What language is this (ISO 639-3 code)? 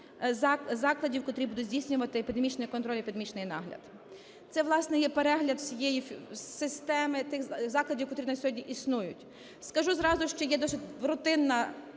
ukr